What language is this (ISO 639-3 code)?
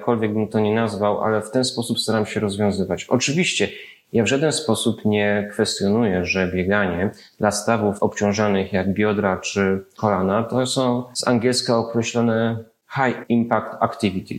pol